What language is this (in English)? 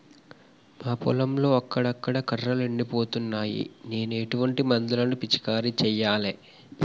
Telugu